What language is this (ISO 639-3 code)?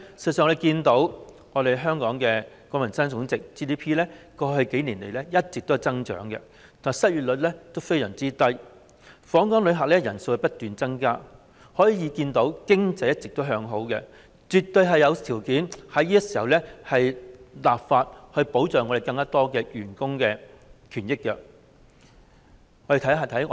yue